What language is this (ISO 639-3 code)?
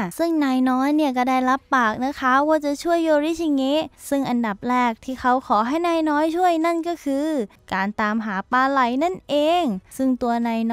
tha